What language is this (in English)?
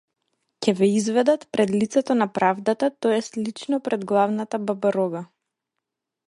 Macedonian